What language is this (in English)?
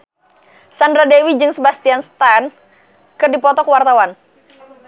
Sundanese